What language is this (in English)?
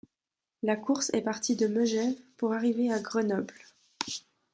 French